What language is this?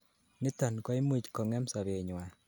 Kalenjin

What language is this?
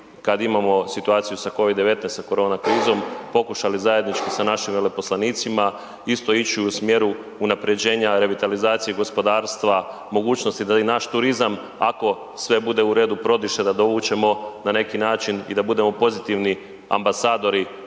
Croatian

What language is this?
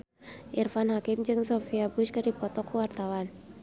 Sundanese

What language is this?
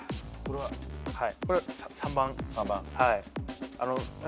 Japanese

